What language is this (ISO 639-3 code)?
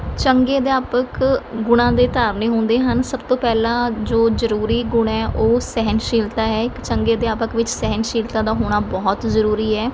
pan